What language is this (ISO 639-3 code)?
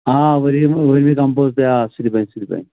kas